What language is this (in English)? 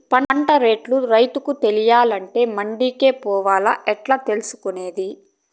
Telugu